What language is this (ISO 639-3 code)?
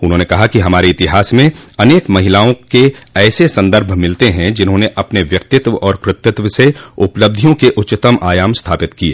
hin